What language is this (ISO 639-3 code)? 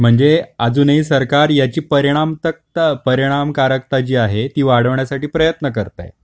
mar